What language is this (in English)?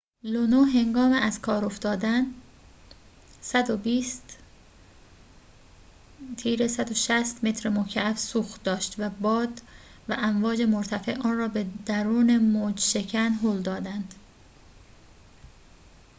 Persian